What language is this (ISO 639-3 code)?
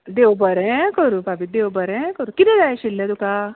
kok